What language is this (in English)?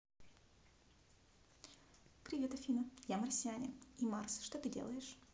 Russian